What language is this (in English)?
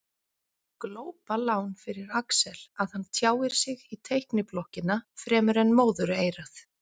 Icelandic